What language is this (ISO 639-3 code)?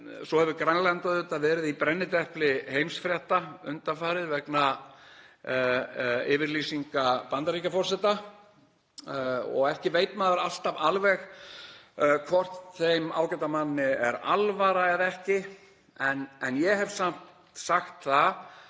isl